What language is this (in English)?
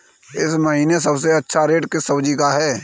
Hindi